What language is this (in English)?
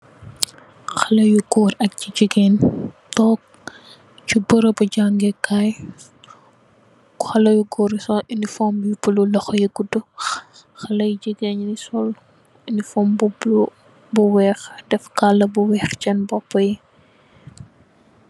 Wolof